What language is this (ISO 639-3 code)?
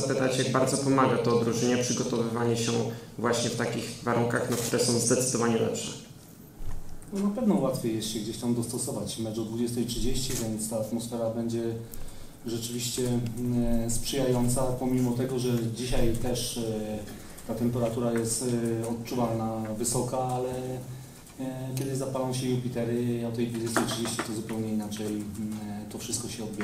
pol